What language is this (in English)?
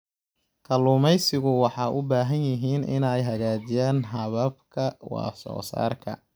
Somali